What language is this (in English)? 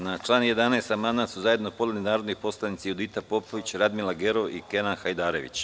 Serbian